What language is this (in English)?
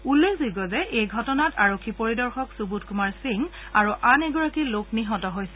Assamese